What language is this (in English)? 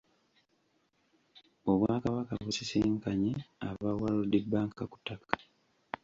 Ganda